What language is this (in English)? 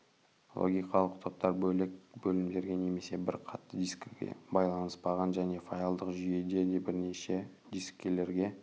Kazakh